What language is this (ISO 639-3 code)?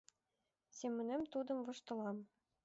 chm